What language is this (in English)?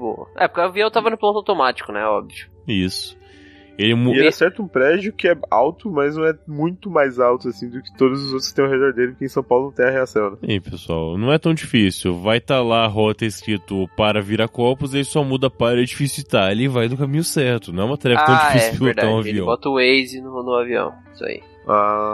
Portuguese